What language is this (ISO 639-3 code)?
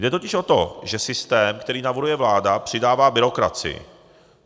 ces